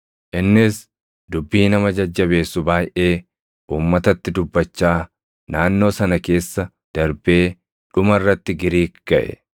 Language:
Oromo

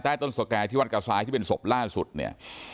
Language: Thai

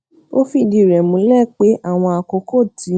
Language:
Yoruba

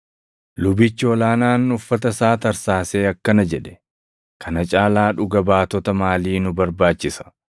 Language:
Oromo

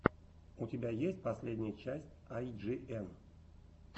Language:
Russian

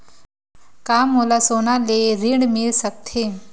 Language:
Chhattisgarhi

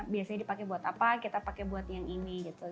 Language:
Indonesian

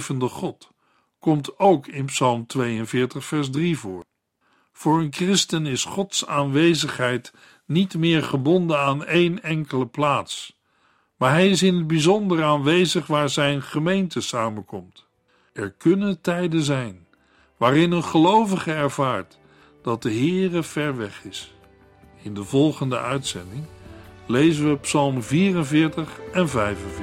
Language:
Dutch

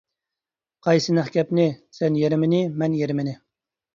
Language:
Uyghur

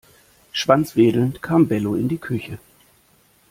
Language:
German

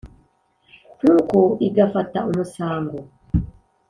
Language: Kinyarwanda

